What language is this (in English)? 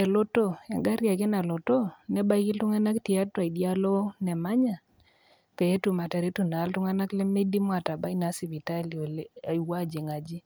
Masai